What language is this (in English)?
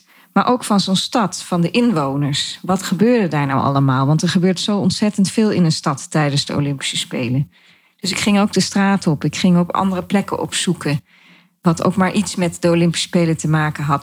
Dutch